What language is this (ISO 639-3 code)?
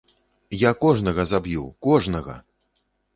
bel